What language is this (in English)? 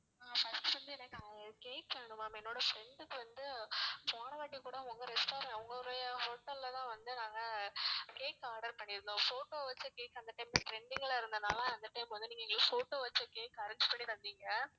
Tamil